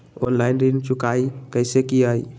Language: Magahi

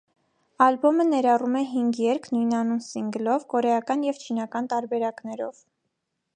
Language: Armenian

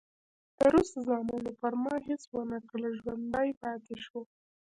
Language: Pashto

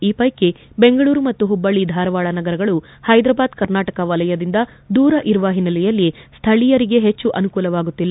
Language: Kannada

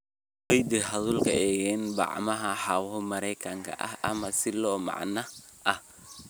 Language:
Somali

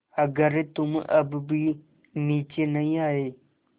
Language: Hindi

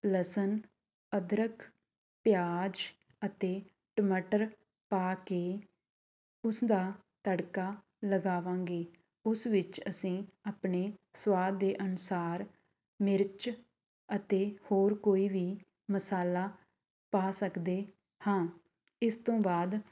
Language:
Punjabi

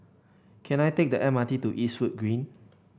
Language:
English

